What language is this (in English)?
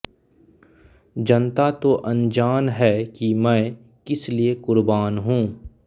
Hindi